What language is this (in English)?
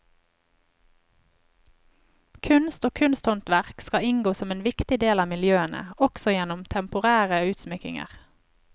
Norwegian